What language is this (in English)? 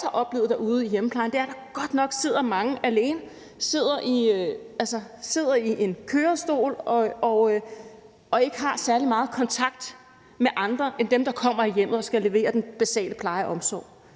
Danish